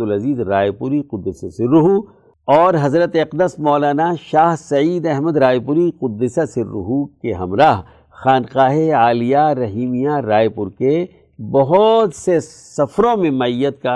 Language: Urdu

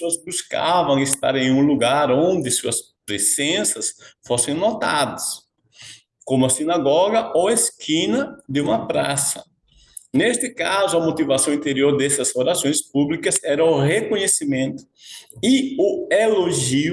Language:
Portuguese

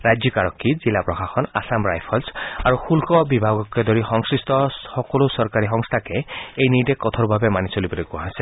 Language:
Assamese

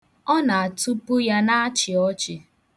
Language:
Igbo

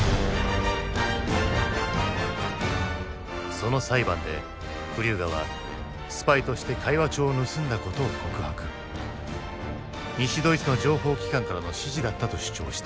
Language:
Japanese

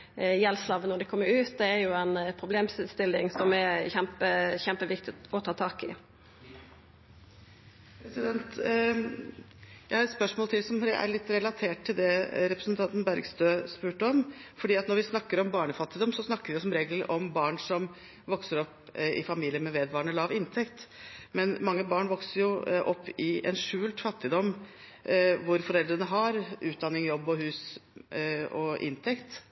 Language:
Norwegian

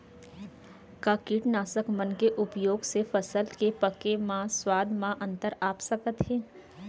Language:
Chhattisgarhi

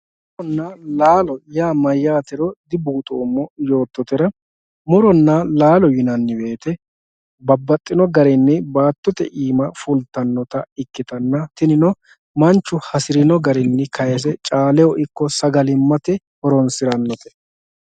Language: Sidamo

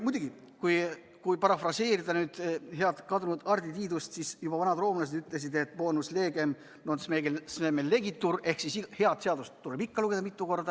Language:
Estonian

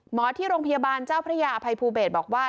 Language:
Thai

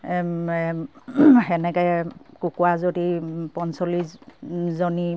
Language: Assamese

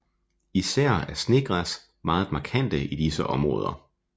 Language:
Danish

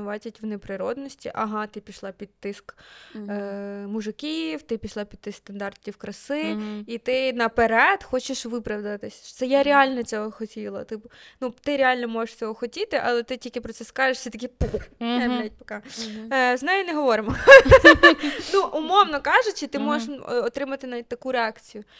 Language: Ukrainian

